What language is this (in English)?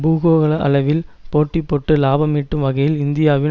Tamil